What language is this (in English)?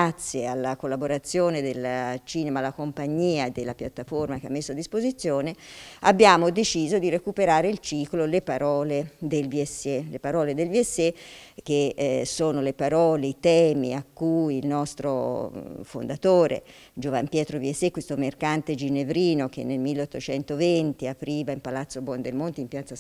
Italian